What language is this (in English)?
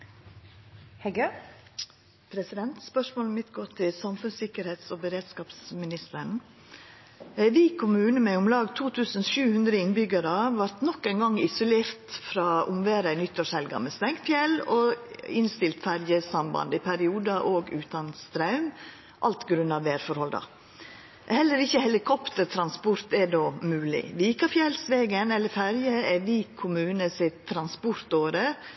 Norwegian Nynorsk